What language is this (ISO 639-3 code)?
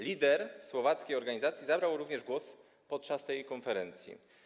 pol